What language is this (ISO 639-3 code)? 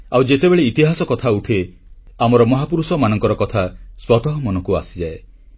ori